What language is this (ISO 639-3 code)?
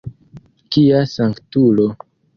epo